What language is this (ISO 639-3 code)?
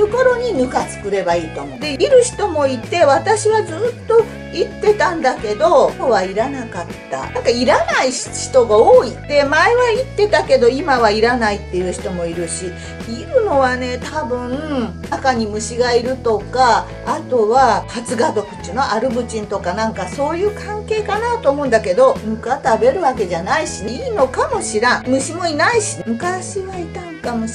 jpn